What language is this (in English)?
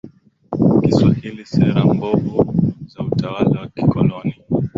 Swahili